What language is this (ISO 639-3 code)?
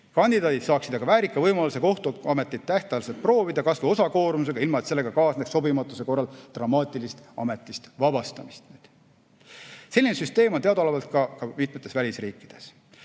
est